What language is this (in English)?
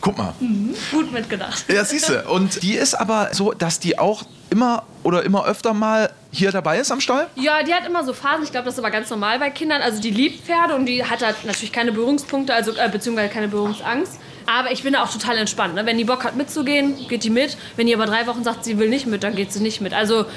German